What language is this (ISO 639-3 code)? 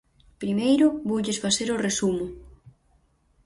glg